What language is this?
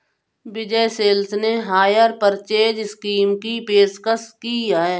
Hindi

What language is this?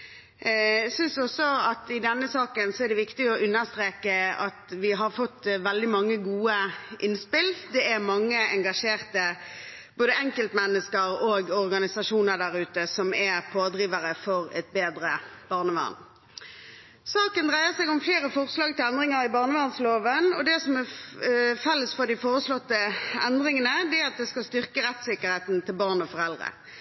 Norwegian Bokmål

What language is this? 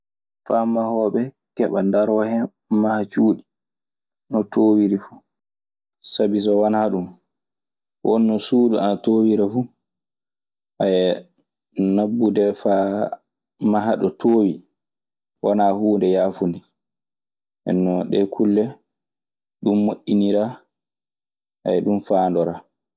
Maasina Fulfulde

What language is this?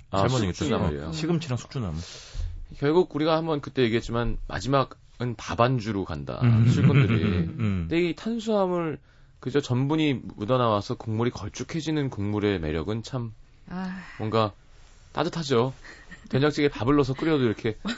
Korean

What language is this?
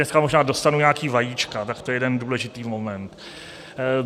Czech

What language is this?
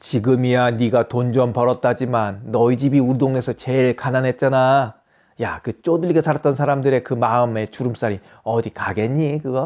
Korean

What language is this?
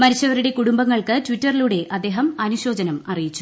Malayalam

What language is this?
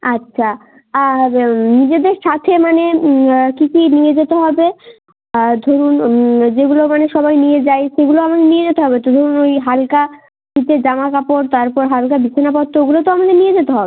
Bangla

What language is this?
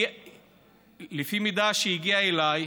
Hebrew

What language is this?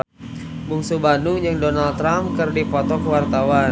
Sundanese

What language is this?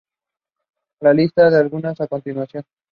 Spanish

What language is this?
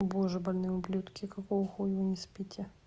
Russian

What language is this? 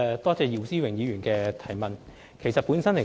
Cantonese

